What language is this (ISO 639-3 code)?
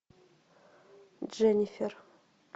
rus